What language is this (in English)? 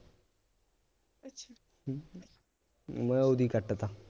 Punjabi